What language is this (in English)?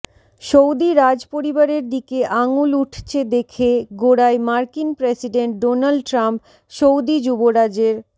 Bangla